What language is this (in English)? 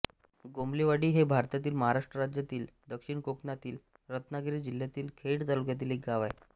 Marathi